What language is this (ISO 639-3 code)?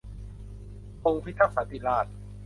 tha